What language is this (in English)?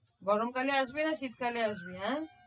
Bangla